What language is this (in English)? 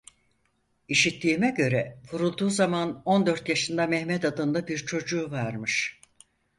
Turkish